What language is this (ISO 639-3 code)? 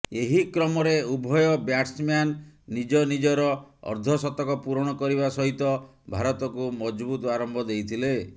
ori